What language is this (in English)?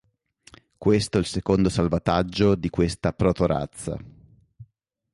Italian